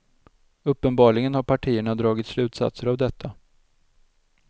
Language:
Swedish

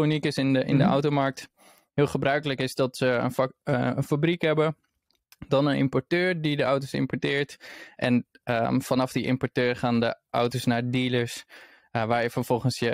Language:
Dutch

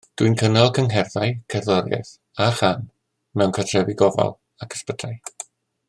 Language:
Welsh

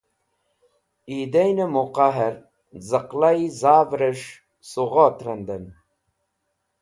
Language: Wakhi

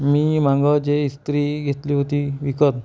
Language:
Marathi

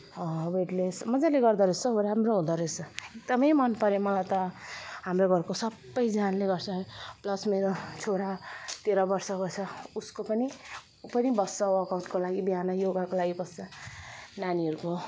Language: Nepali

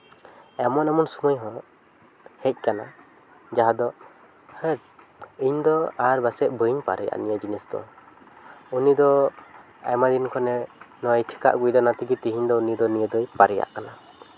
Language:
Santali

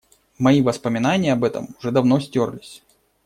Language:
Russian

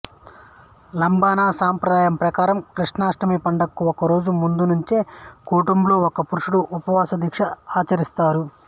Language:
Telugu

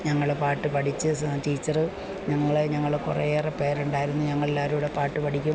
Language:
Malayalam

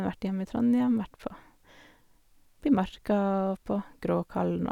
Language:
Norwegian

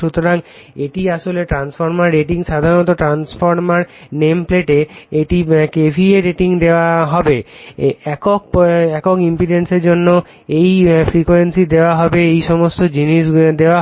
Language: Bangla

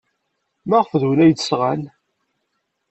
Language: Kabyle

